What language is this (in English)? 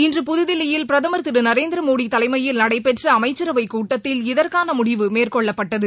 Tamil